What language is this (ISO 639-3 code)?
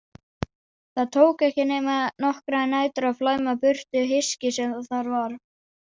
isl